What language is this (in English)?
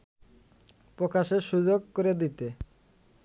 Bangla